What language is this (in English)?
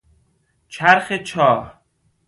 Persian